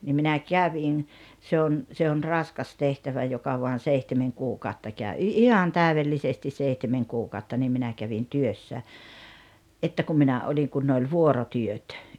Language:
Finnish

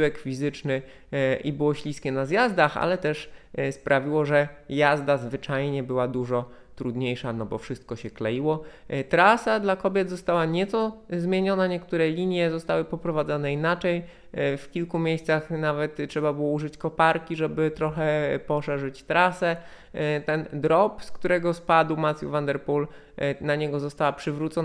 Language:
Polish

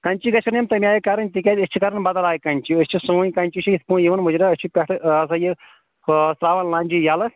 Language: Kashmiri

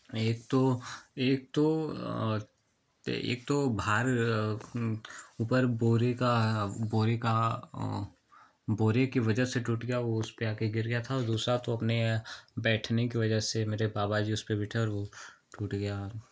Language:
Hindi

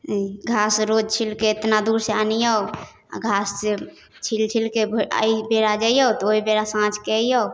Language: Maithili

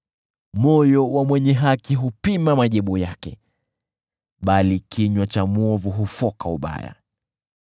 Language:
Swahili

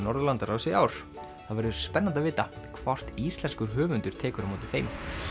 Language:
Icelandic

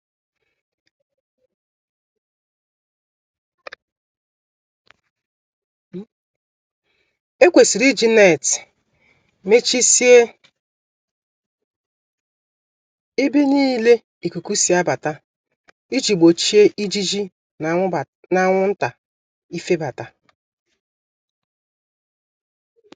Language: Igbo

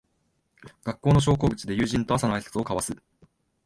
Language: Japanese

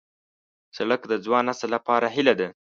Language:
Pashto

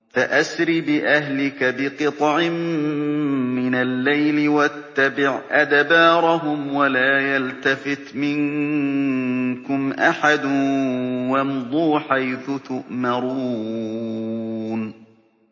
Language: Arabic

